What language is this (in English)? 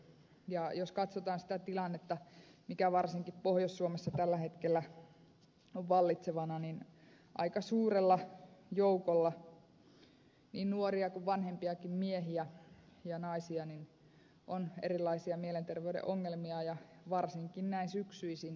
Finnish